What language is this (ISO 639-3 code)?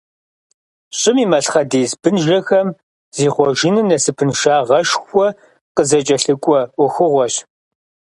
kbd